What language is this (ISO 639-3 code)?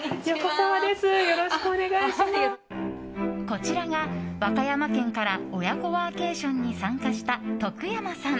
jpn